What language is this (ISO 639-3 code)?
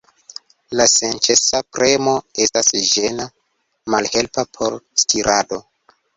epo